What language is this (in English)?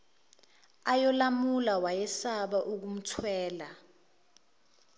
Zulu